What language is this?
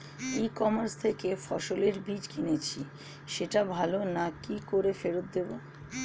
Bangla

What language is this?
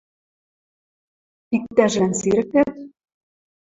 Western Mari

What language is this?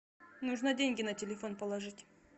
Russian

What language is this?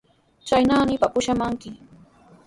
Sihuas Ancash Quechua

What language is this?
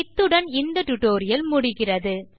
Tamil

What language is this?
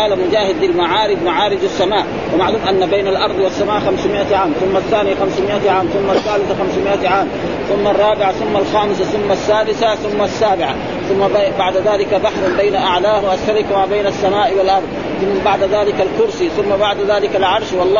Arabic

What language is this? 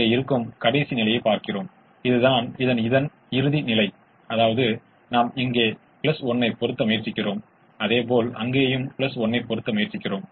Tamil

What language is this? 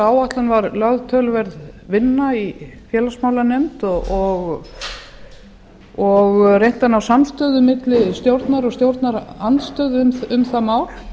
Icelandic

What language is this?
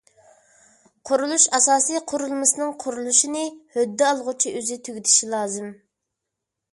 Uyghur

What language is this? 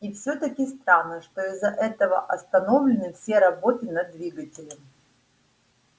Russian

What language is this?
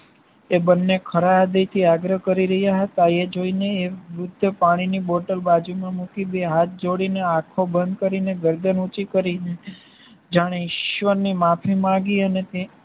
Gujarati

